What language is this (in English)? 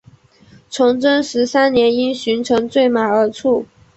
Chinese